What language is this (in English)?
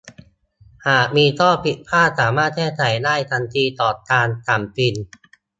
Thai